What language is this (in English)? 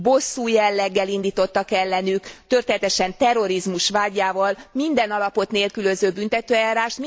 Hungarian